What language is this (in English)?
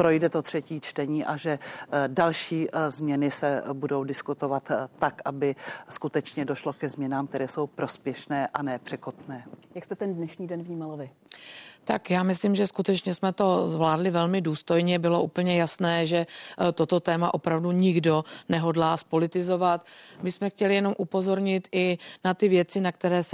Czech